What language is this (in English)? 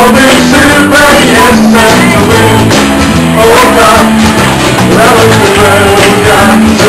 Arabic